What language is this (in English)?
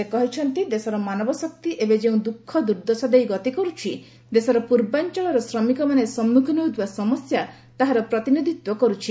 Odia